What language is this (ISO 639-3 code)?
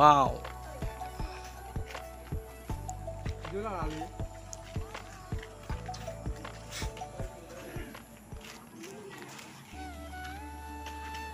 ind